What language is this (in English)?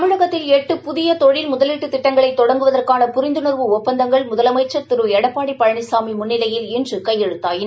Tamil